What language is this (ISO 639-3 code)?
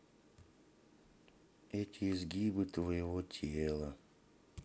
rus